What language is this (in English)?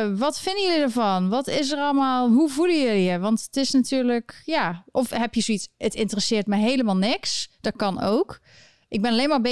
Dutch